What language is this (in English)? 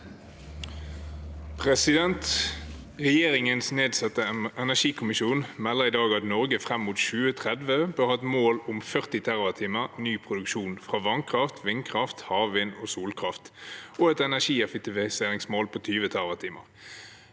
Norwegian